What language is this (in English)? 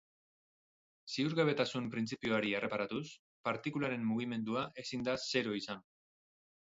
Basque